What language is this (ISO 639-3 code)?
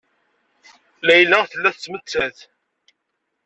kab